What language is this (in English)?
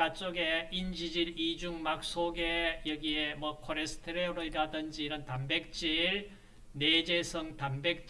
Korean